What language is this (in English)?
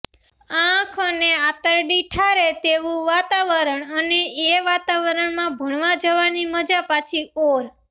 Gujarati